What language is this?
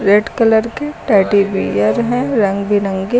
Hindi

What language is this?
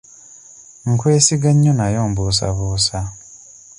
Ganda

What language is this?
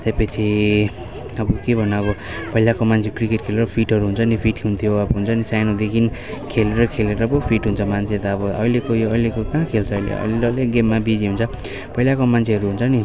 Nepali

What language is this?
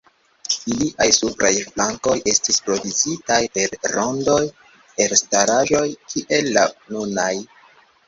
Esperanto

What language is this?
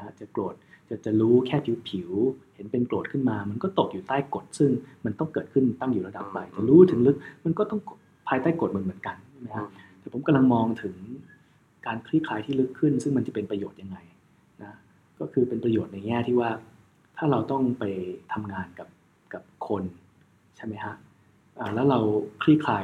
Thai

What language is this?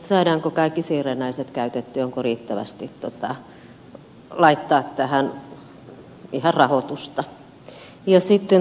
Finnish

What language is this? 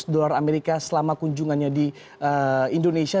Indonesian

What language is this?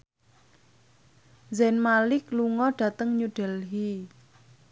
Javanese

